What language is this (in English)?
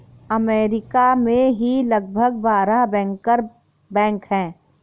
Hindi